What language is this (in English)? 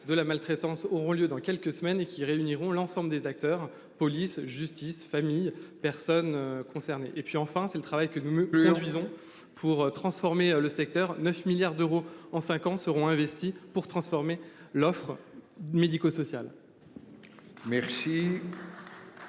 French